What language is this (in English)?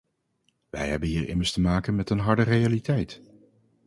Dutch